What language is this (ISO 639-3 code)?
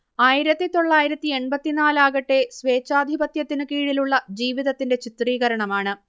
mal